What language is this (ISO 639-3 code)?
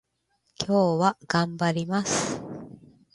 jpn